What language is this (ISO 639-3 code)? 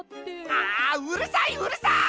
jpn